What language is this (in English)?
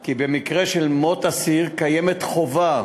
Hebrew